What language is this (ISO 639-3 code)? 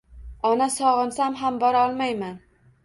uzb